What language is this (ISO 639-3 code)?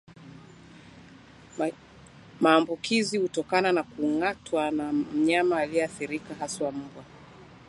swa